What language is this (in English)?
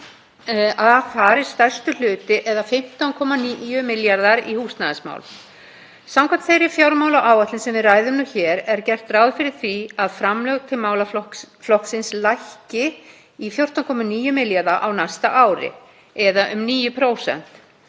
Icelandic